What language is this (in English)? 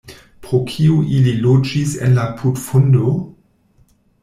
Esperanto